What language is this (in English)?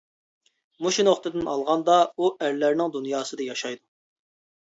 Uyghur